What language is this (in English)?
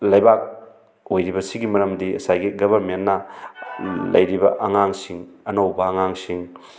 Manipuri